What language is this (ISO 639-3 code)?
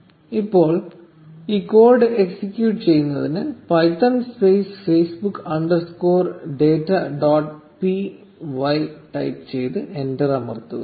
mal